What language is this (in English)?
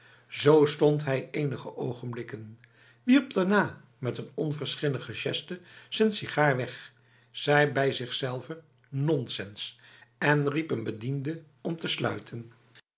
Dutch